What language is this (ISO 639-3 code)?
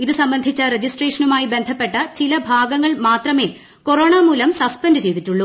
mal